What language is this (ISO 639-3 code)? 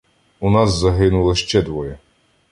ukr